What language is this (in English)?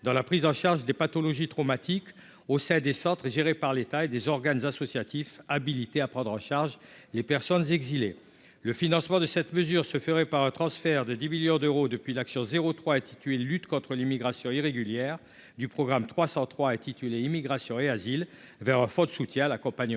French